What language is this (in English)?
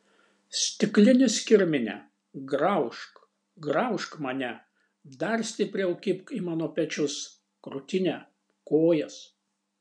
Lithuanian